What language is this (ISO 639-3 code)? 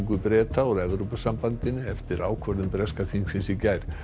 isl